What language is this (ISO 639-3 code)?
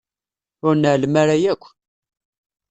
kab